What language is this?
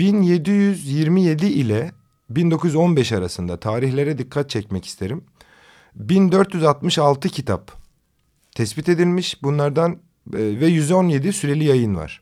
Turkish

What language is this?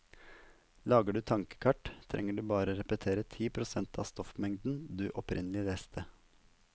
Norwegian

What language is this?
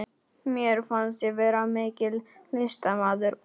Icelandic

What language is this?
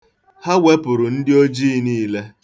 Igbo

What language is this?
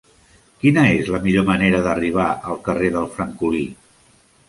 Catalan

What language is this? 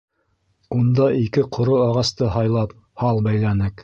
Bashkir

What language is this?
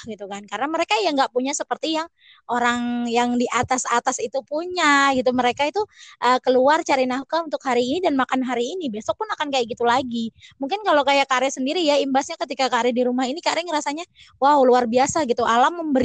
Indonesian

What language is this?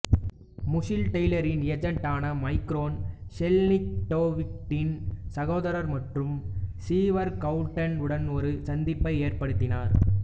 Tamil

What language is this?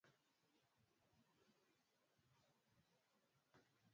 Swahili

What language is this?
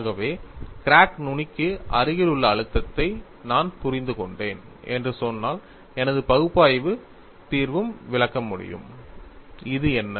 Tamil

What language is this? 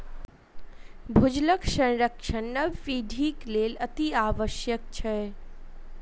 Maithili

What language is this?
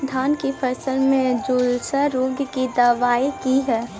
Maithili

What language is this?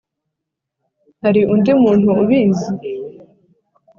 Kinyarwanda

